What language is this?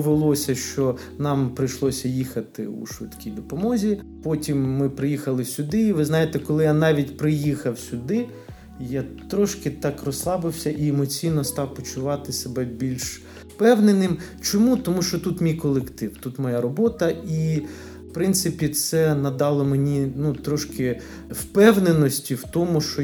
Ukrainian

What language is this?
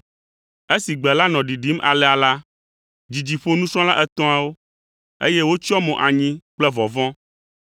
Ewe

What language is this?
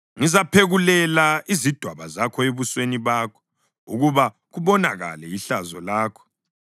North Ndebele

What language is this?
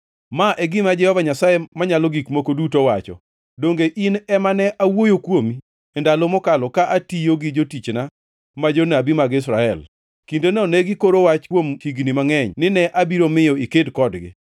Luo (Kenya and Tanzania)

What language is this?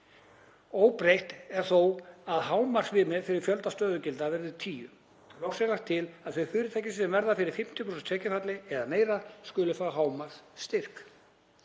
Icelandic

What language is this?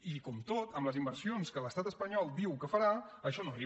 Catalan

